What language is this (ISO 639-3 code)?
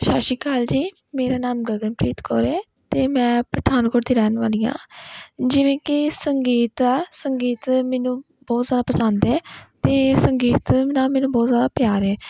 pan